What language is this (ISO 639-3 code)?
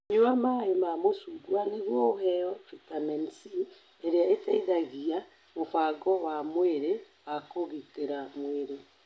kik